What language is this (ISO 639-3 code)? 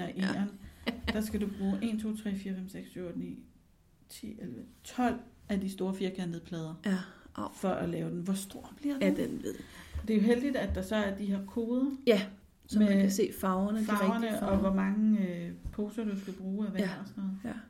dan